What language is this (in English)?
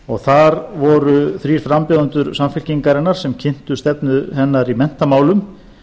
Icelandic